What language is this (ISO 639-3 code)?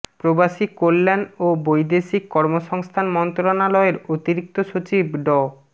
ben